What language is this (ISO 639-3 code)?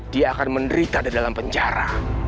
ind